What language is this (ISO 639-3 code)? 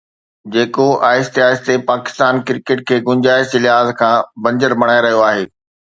snd